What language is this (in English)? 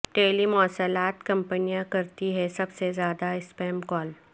Urdu